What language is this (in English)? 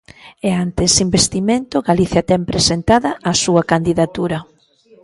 Galician